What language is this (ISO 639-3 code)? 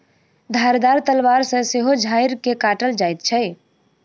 mai